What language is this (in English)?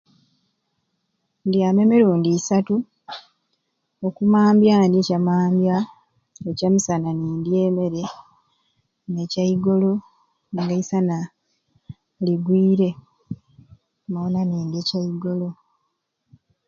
Ruuli